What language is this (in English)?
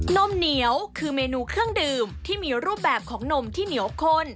Thai